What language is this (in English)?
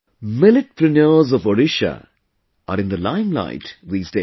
English